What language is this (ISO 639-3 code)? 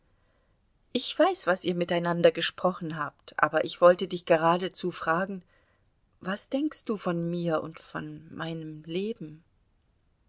deu